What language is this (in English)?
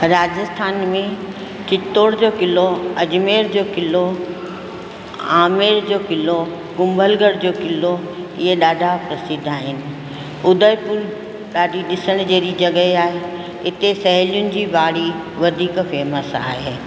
Sindhi